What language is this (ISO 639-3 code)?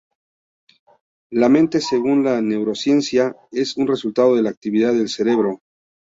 spa